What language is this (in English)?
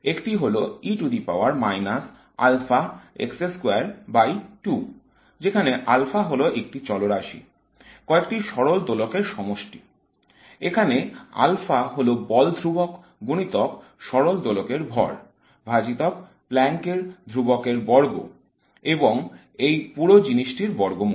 Bangla